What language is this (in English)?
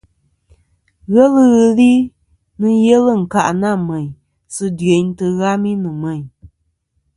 Kom